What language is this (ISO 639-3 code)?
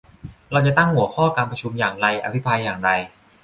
tha